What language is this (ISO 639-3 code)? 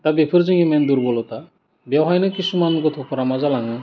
brx